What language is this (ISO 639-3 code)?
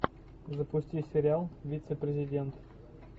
rus